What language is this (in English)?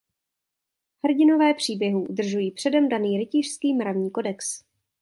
Czech